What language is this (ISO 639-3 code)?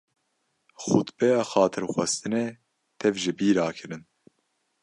kur